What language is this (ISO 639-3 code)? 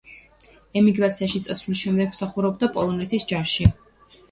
kat